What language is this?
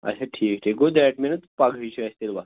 Kashmiri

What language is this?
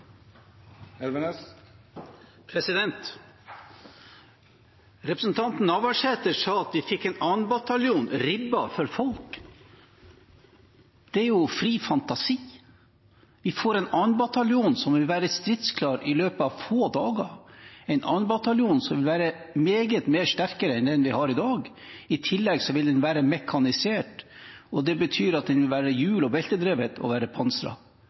Norwegian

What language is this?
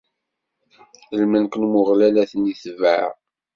Kabyle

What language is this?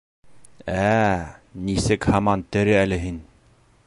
Bashkir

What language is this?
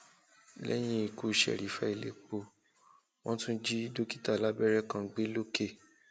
Yoruba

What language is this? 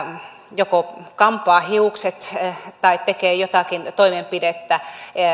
Finnish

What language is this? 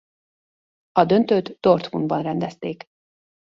Hungarian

